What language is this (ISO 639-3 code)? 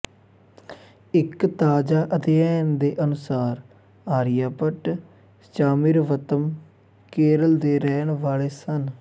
pan